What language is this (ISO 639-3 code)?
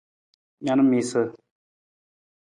nmz